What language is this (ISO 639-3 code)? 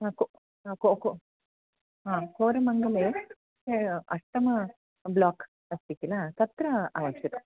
san